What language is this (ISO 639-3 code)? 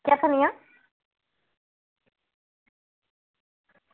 doi